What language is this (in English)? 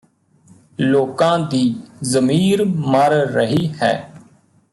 Punjabi